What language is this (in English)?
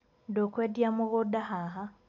Kikuyu